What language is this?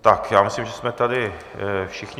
Czech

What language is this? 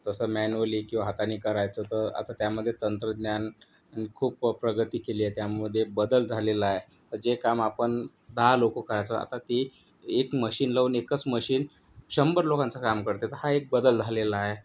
Marathi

